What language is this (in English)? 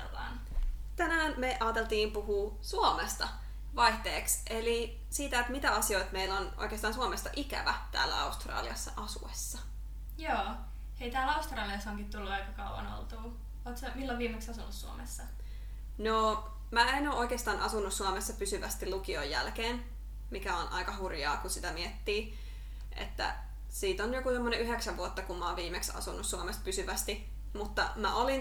Finnish